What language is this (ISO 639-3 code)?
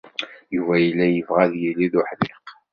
kab